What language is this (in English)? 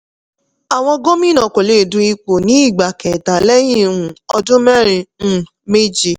Yoruba